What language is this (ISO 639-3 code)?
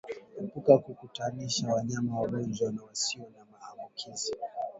swa